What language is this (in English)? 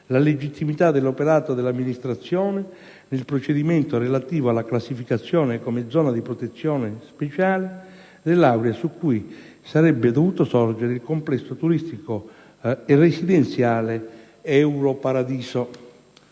Italian